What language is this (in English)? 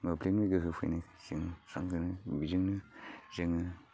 Bodo